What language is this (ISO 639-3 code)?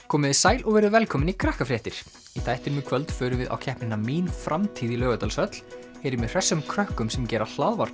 isl